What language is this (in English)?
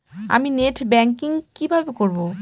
Bangla